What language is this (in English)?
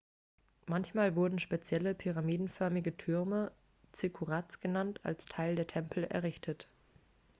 German